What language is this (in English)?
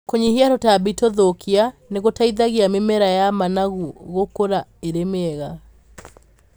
Kikuyu